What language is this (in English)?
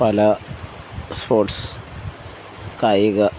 Malayalam